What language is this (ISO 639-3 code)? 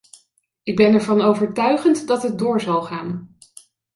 nld